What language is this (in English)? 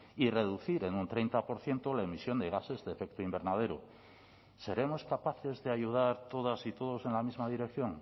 Spanish